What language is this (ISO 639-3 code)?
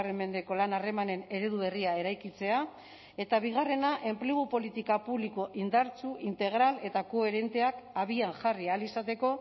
eus